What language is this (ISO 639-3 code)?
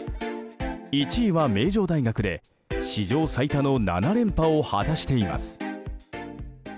jpn